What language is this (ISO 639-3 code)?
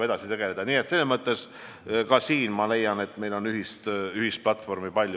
est